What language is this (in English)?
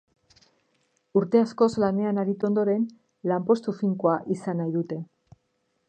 Basque